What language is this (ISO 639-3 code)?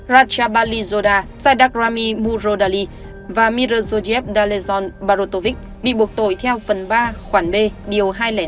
vie